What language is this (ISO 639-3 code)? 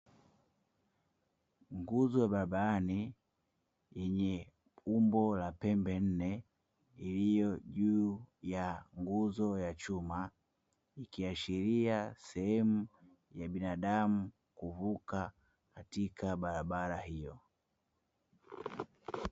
swa